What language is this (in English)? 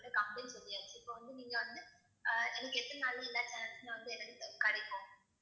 Tamil